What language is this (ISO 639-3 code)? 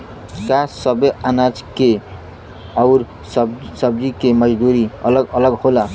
bho